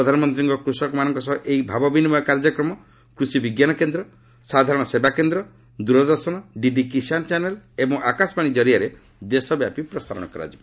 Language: Odia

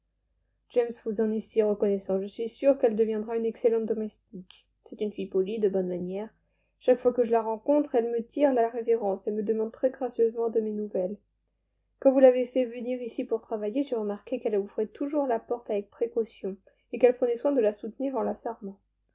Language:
French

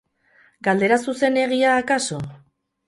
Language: Basque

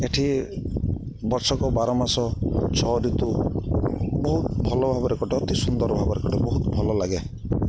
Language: Odia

